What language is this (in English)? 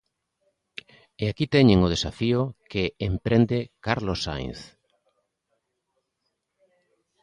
Galician